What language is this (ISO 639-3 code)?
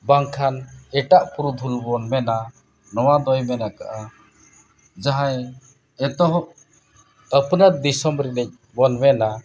sat